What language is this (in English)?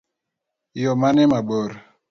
Luo (Kenya and Tanzania)